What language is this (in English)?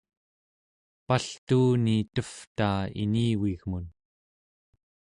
Central Yupik